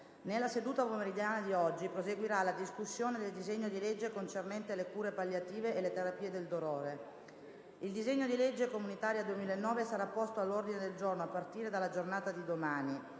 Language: Italian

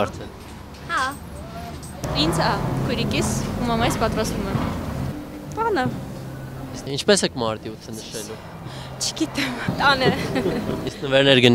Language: Turkish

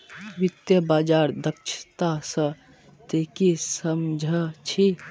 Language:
Magahi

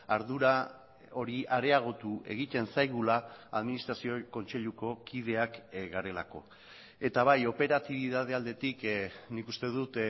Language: Basque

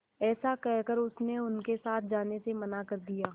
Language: Hindi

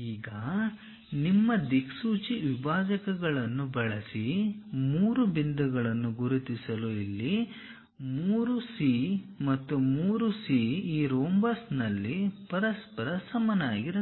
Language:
Kannada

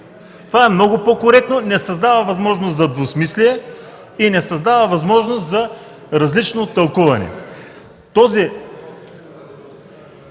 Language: Bulgarian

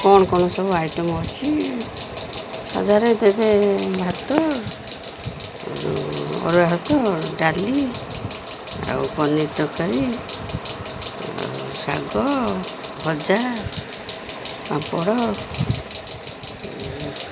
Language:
Odia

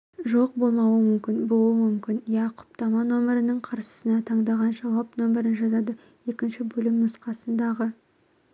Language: Kazakh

